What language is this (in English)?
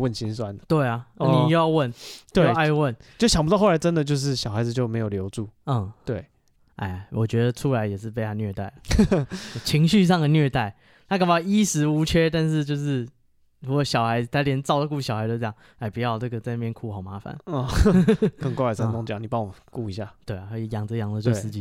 Chinese